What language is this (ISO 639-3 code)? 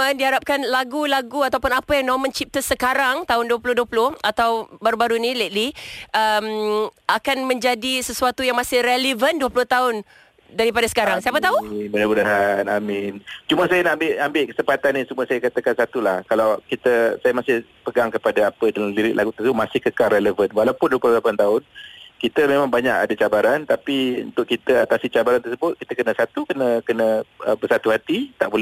msa